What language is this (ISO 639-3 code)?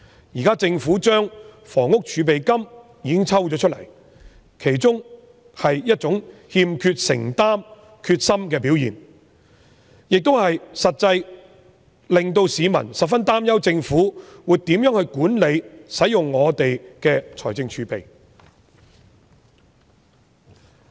yue